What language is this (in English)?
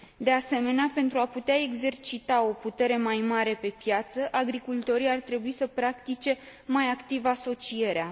Romanian